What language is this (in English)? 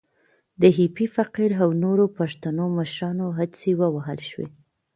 Pashto